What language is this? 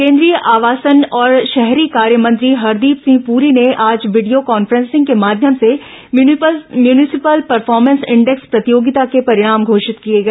Hindi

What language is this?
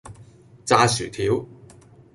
Cantonese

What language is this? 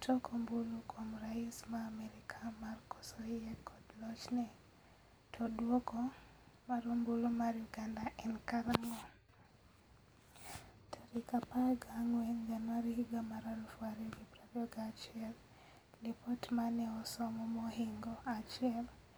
Luo (Kenya and Tanzania)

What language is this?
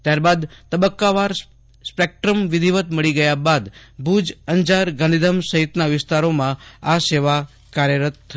Gujarati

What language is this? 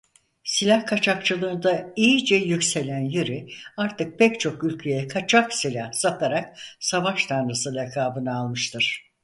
Turkish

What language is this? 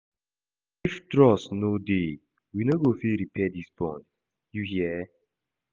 Nigerian Pidgin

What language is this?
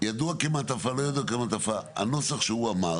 Hebrew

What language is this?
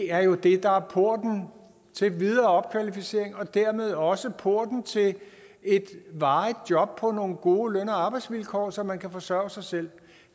Danish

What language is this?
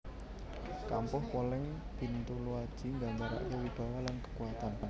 Javanese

